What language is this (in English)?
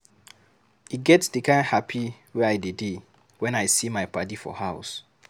Nigerian Pidgin